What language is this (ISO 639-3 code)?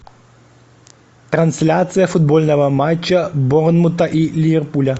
rus